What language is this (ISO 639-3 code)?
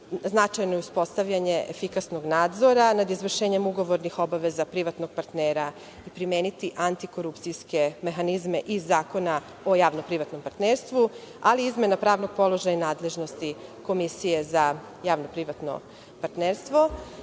srp